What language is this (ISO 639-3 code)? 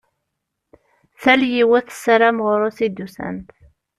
kab